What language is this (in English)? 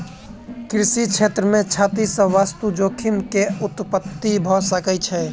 Maithili